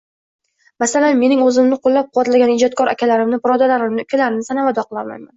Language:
Uzbek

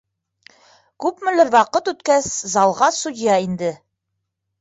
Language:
Bashkir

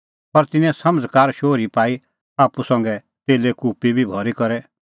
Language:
Kullu Pahari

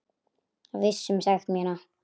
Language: Icelandic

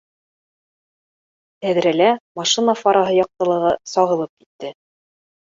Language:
Bashkir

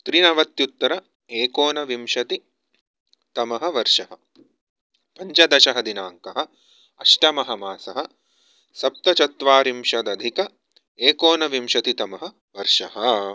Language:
Sanskrit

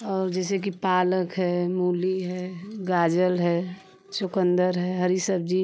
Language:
Hindi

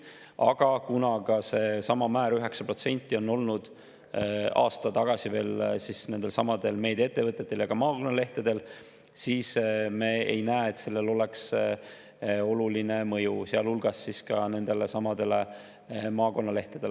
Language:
Estonian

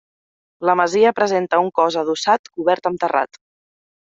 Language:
Catalan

